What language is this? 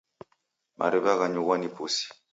Taita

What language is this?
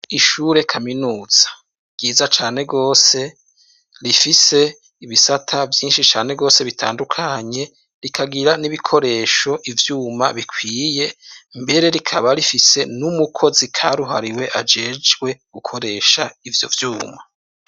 Rundi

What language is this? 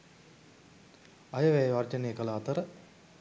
Sinhala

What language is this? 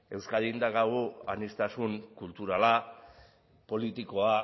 Basque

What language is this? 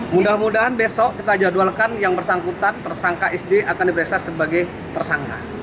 Indonesian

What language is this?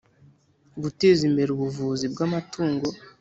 Kinyarwanda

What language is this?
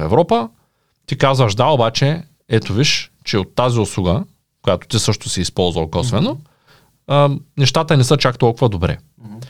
Bulgarian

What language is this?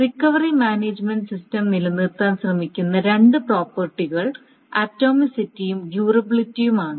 Malayalam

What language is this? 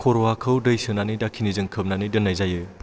Bodo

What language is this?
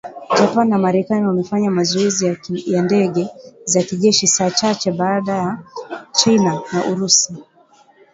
Swahili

